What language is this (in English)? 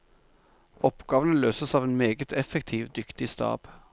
Norwegian